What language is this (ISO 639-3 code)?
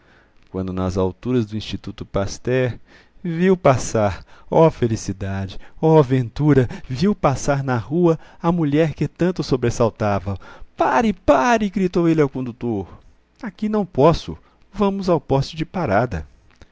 por